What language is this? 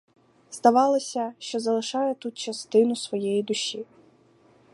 Ukrainian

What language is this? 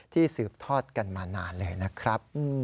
Thai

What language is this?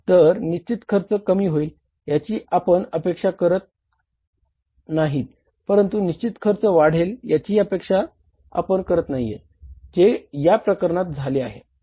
Marathi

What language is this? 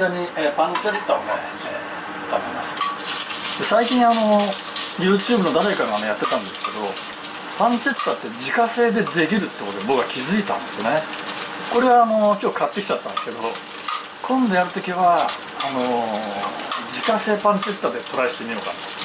Japanese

